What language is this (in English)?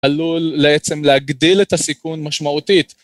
Hebrew